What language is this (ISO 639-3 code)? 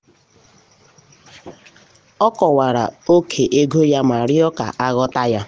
ibo